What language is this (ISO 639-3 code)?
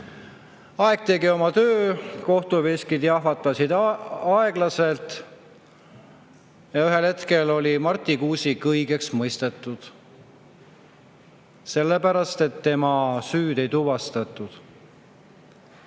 est